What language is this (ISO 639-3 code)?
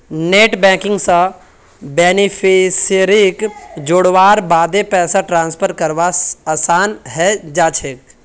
mag